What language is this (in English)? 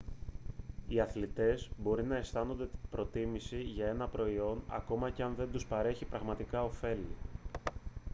Greek